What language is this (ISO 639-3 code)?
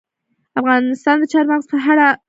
pus